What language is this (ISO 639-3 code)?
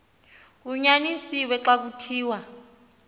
xho